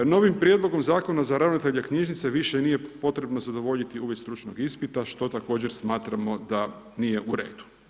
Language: Croatian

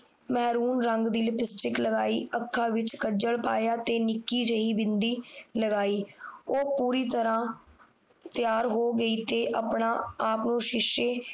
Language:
Punjabi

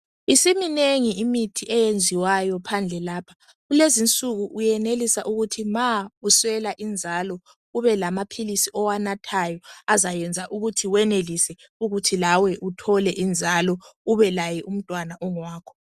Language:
North Ndebele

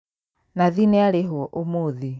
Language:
Kikuyu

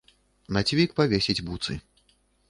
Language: Belarusian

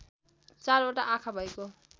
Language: Nepali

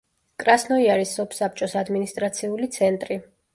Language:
Georgian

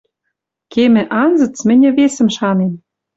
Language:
Western Mari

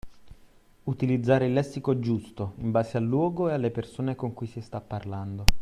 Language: Italian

